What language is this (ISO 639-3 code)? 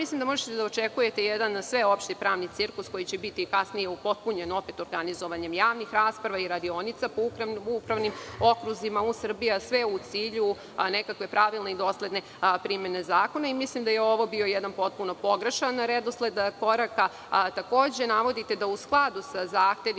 srp